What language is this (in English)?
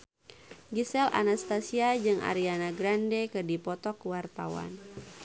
Sundanese